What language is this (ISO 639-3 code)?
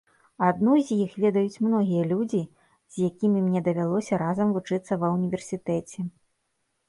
bel